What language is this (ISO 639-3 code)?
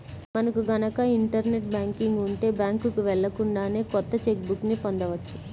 tel